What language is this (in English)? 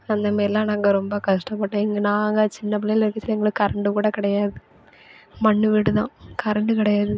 Tamil